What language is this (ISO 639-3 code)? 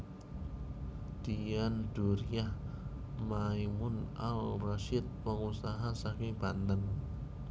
jav